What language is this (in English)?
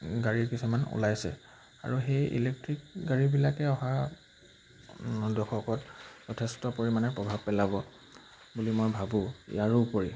Assamese